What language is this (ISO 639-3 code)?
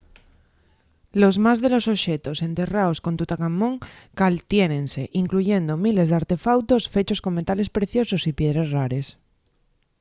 ast